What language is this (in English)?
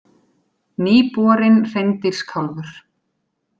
Icelandic